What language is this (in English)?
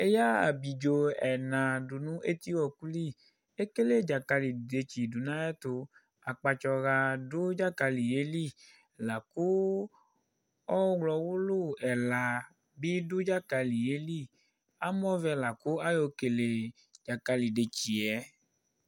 Ikposo